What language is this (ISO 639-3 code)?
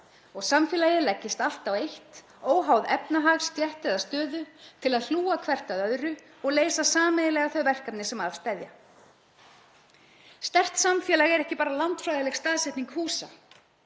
isl